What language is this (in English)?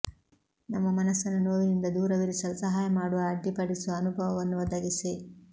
Kannada